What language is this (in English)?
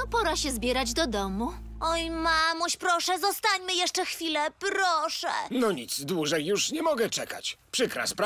Polish